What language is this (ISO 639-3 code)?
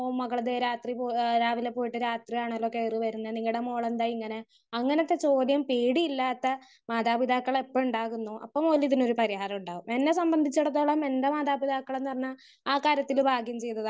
mal